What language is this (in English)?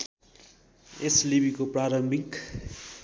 Nepali